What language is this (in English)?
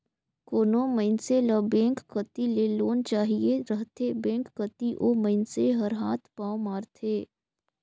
Chhattisgarhi